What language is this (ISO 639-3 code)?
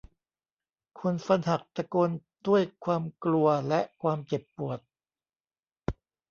tha